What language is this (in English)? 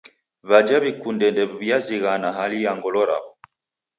Taita